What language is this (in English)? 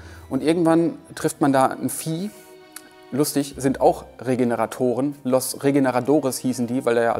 German